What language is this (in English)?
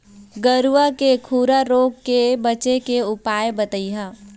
Chhattisgarhi